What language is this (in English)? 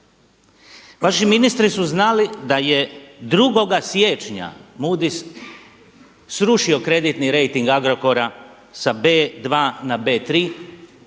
Croatian